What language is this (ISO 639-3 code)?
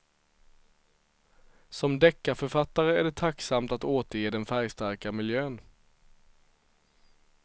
swe